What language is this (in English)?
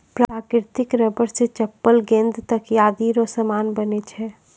Maithili